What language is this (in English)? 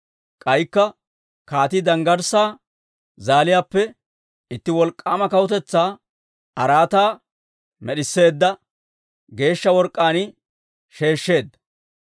Dawro